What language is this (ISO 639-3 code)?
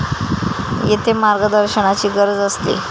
mar